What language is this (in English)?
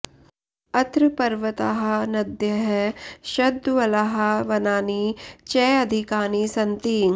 Sanskrit